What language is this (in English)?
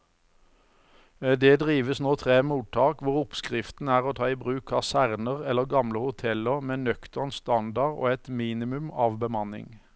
Norwegian